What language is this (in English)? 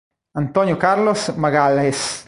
Italian